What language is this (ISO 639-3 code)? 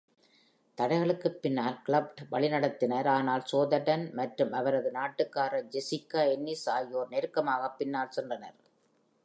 tam